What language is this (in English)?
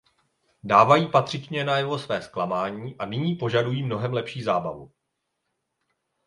Czech